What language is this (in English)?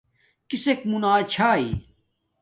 Domaaki